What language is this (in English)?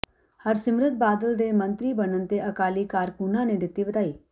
Punjabi